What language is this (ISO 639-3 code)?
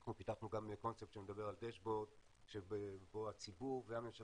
heb